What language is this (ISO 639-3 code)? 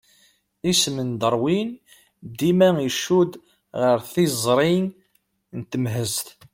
kab